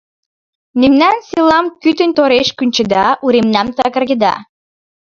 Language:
Mari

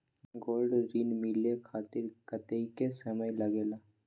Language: Magahi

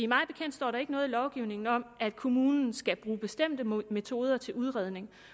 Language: Danish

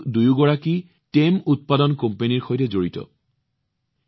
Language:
Assamese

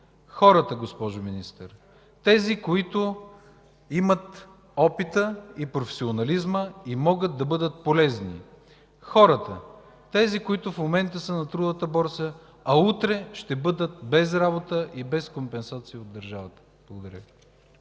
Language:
Bulgarian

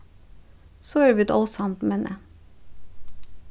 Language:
Faroese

